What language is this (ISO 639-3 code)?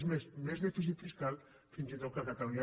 cat